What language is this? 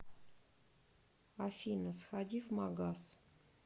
Russian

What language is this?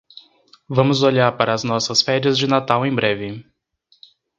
Portuguese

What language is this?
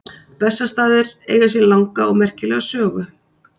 Icelandic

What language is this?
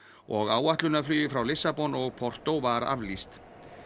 Icelandic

